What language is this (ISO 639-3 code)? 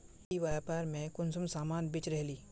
mag